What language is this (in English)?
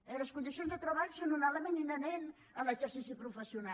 Catalan